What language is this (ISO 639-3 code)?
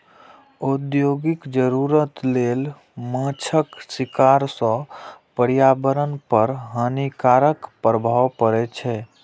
mai